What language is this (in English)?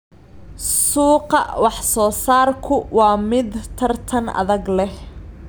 Somali